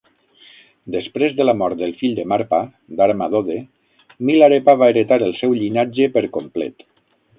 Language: Catalan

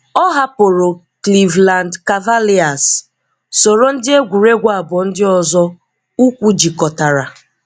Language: Igbo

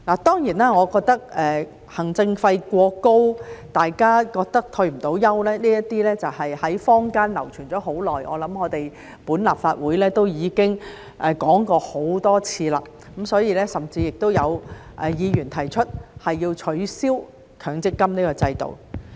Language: Cantonese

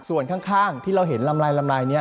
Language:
Thai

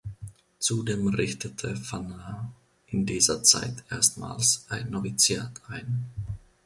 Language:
German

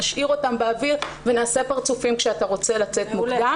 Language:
Hebrew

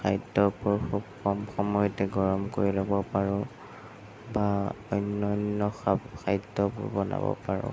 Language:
Assamese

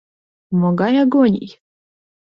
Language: Mari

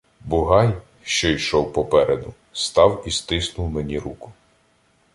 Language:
Ukrainian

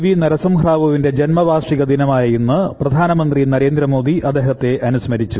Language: Malayalam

